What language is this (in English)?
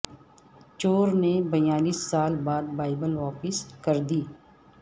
Urdu